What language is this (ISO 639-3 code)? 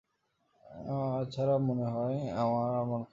ben